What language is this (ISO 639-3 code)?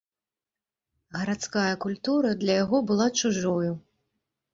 bel